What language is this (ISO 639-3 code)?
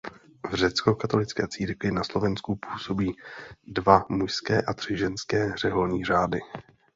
ces